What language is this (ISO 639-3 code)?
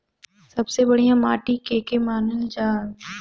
bho